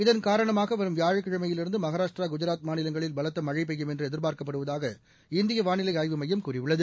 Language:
Tamil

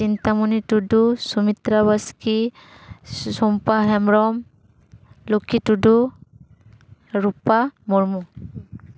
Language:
Santali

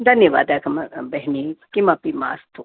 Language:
Sanskrit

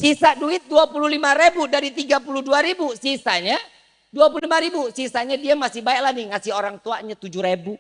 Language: Indonesian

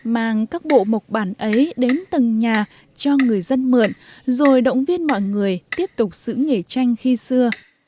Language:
Vietnamese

